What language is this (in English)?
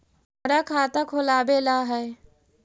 Magahi